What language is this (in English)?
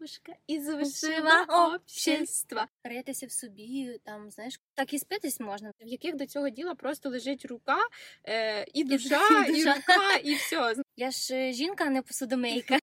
Ukrainian